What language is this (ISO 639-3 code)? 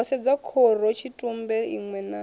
ven